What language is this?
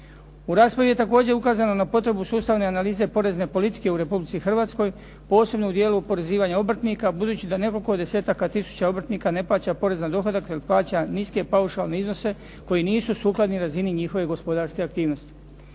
Croatian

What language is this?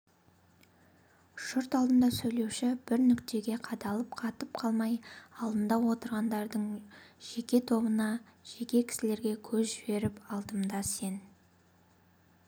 Kazakh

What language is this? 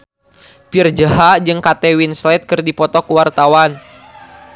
Sundanese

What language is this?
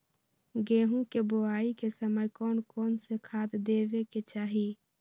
Magahi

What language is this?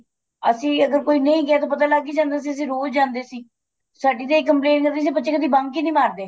Punjabi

